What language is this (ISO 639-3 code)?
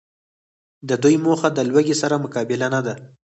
pus